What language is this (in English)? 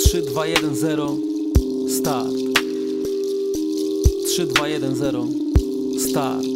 Polish